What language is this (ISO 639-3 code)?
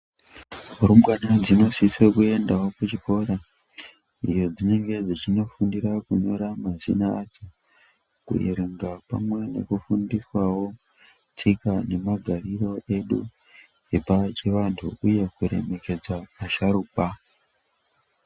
ndc